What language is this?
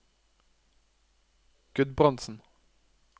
Norwegian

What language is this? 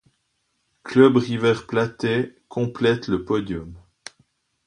French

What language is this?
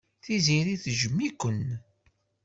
Kabyle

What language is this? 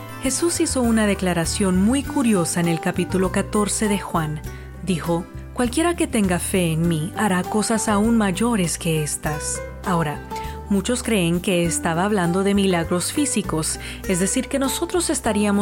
Spanish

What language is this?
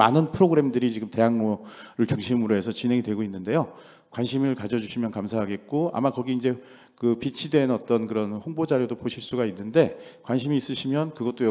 Korean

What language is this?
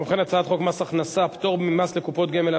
Hebrew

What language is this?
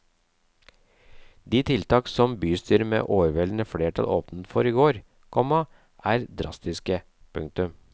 Norwegian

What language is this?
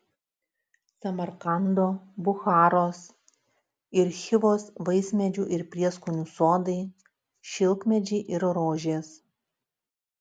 Lithuanian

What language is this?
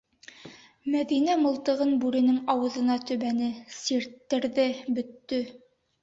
Bashkir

